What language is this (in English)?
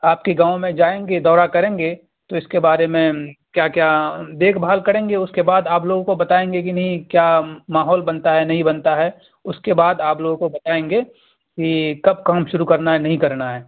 Urdu